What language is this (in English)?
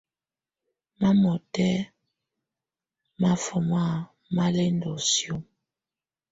Tunen